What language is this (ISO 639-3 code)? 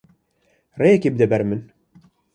kur